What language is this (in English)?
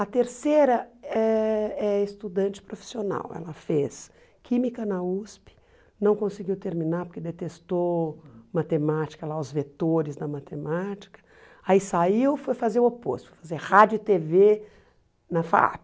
Portuguese